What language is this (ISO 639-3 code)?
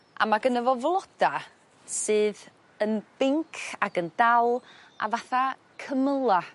cym